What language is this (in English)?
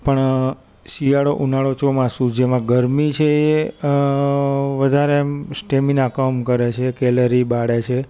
Gujarati